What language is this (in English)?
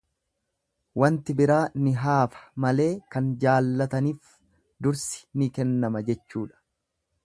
Oromo